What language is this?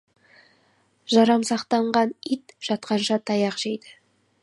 Kazakh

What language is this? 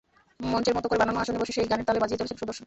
Bangla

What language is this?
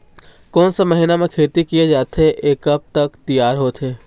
Chhattisgarhi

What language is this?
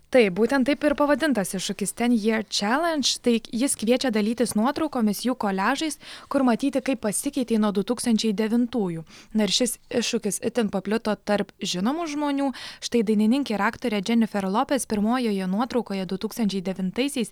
Lithuanian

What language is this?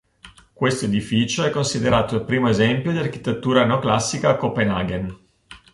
Italian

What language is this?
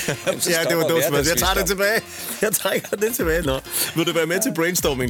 Danish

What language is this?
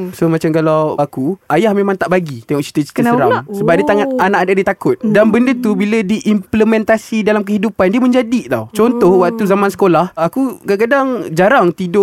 Malay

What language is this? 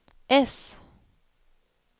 Swedish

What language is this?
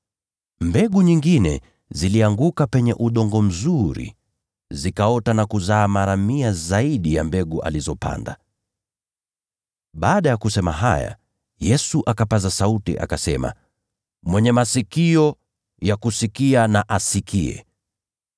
Swahili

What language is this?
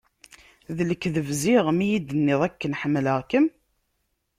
Kabyle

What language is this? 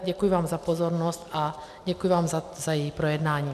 Czech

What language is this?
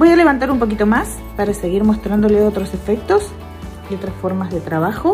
Spanish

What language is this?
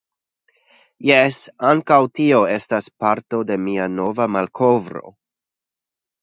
Esperanto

